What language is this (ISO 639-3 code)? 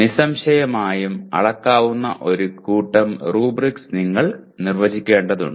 mal